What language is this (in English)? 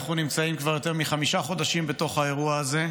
Hebrew